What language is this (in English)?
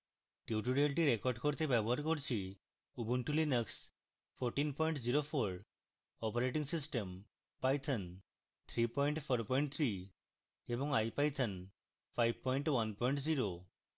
Bangla